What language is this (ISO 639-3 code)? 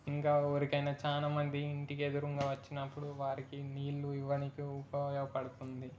tel